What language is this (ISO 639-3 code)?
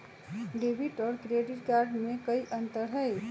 mag